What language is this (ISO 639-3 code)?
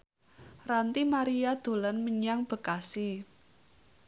jav